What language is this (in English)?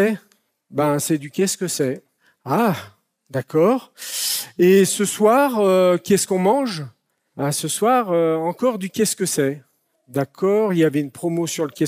French